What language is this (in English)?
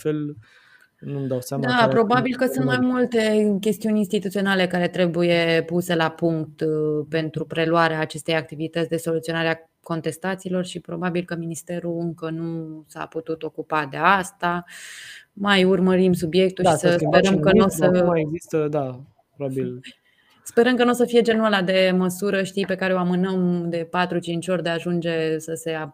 Romanian